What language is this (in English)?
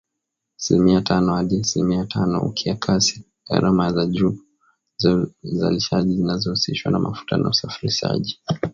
Swahili